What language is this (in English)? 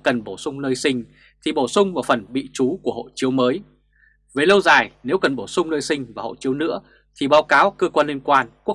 Vietnamese